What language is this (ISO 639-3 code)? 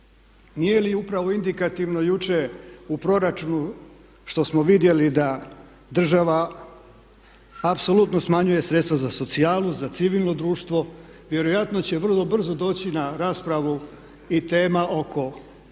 hrv